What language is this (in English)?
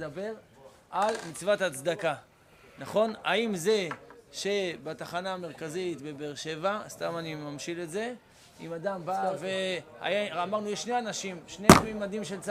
Hebrew